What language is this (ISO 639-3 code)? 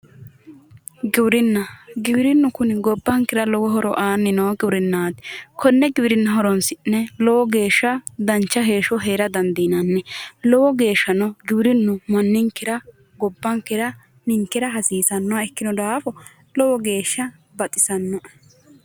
sid